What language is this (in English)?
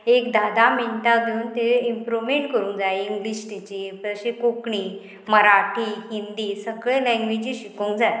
Konkani